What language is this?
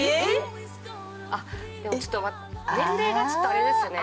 Japanese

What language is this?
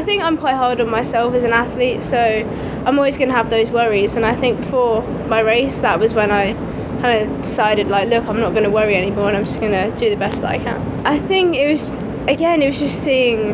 English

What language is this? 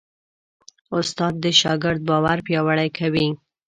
Pashto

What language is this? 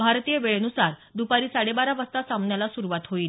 Marathi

